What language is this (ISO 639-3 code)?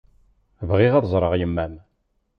kab